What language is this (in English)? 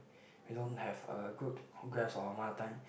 English